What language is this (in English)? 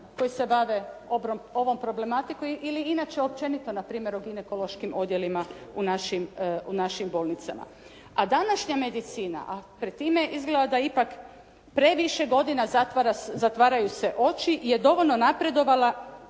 Croatian